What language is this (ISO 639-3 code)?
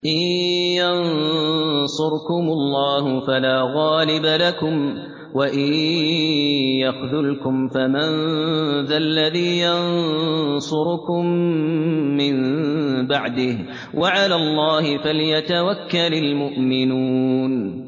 ara